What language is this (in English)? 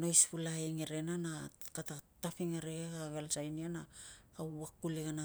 Tungag